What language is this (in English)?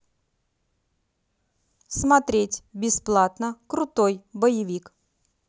Russian